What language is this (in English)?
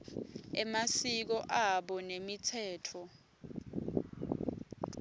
Swati